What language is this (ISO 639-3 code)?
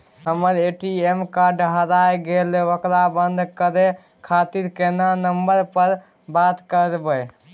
mai